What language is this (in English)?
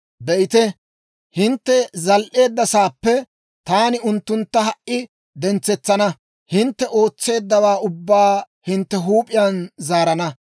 Dawro